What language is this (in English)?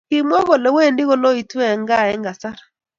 Kalenjin